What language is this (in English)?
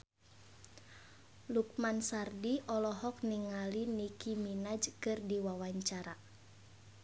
Sundanese